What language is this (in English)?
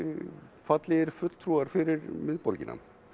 Icelandic